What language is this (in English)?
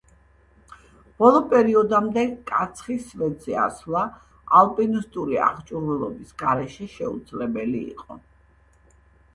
Georgian